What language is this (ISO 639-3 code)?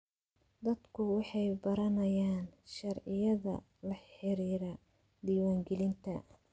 som